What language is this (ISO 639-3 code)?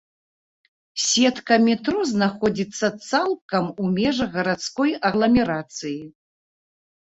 bel